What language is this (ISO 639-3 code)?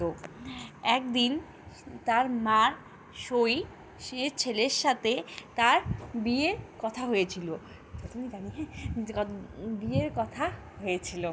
ben